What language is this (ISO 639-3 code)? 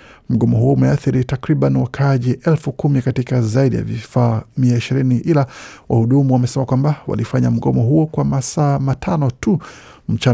swa